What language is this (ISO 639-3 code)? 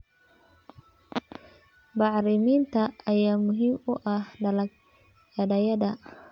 som